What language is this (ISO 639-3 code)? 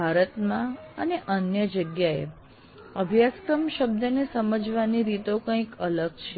guj